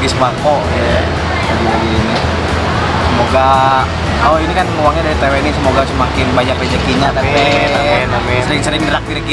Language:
Indonesian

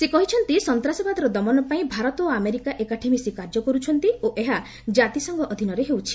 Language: Odia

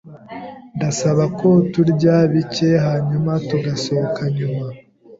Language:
Kinyarwanda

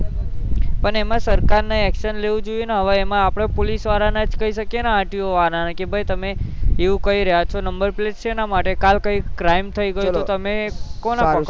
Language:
Gujarati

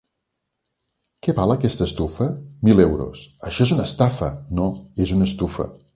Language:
Catalan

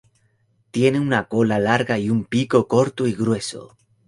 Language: Spanish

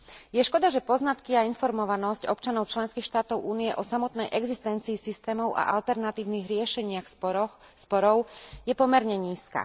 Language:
Slovak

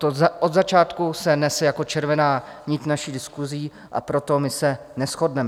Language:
Czech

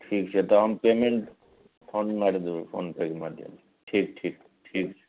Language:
Maithili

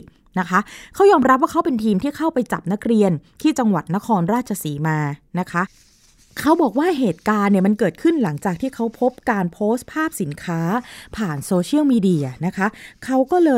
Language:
Thai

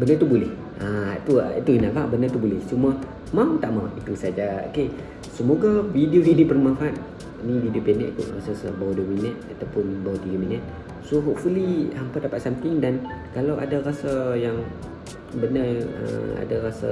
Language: Malay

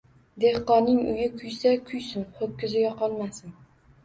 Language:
Uzbek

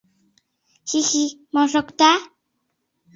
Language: Mari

